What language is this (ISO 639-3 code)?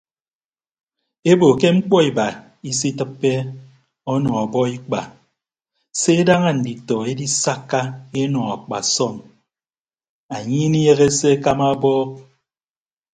ibb